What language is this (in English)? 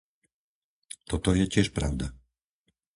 Slovak